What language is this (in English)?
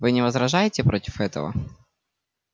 Russian